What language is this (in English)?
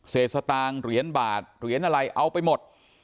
Thai